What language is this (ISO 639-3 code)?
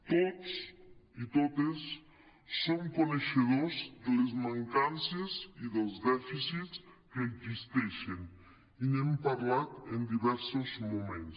cat